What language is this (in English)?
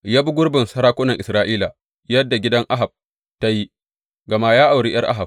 Hausa